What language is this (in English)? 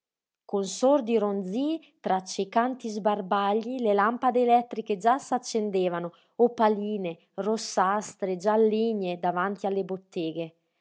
Italian